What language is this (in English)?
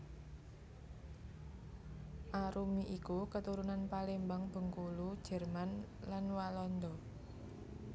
Javanese